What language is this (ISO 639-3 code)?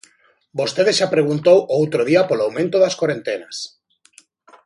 glg